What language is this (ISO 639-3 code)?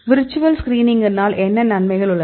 tam